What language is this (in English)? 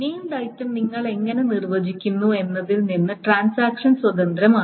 Malayalam